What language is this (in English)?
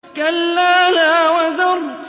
Arabic